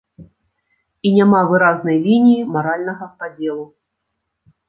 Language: Belarusian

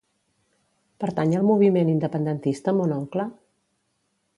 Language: Catalan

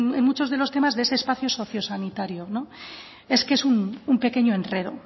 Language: Spanish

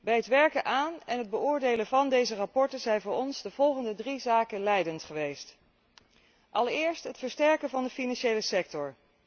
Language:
Dutch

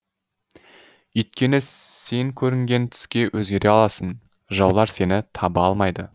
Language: Kazakh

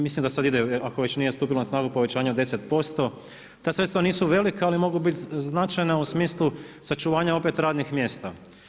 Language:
Croatian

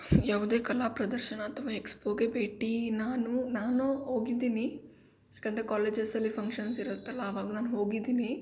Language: Kannada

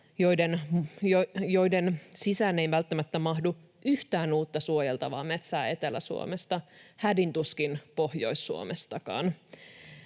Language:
Finnish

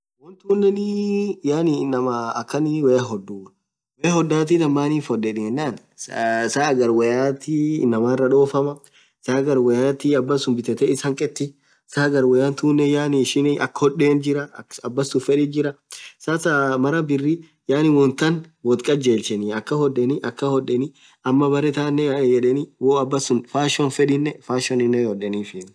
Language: Orma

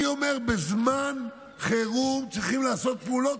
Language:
Hebrew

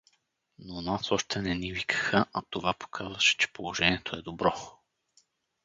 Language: Bulgarian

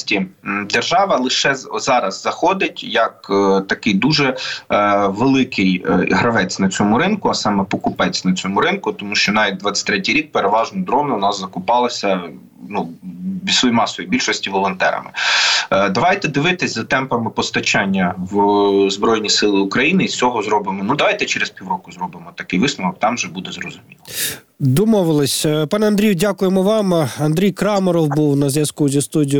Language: Ukrainian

